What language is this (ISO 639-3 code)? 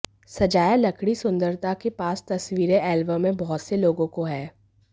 hin